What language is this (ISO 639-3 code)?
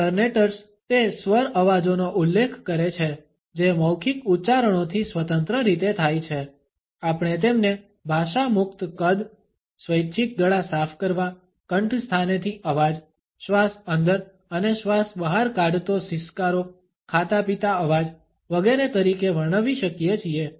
guj